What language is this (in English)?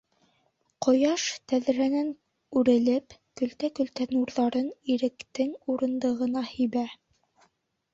Bashkir